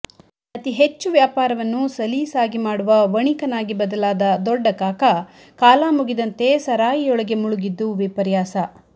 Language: Kannada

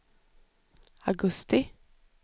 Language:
Swedish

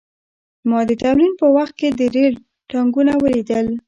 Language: Pashto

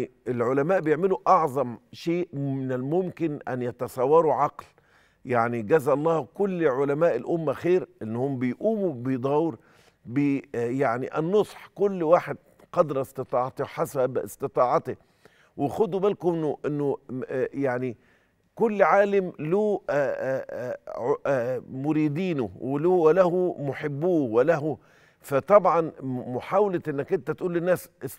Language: Arabic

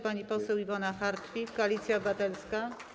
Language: Polish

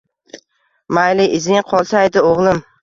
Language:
Uzbek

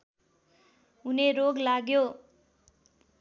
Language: Nepali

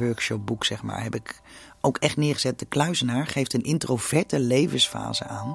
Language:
Dutch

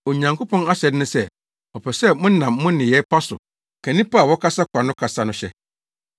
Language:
Akan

